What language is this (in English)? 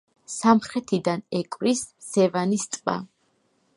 Georgian